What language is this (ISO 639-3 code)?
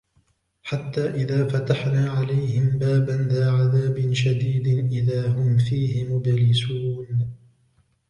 ara